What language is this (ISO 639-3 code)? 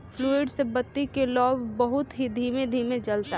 bho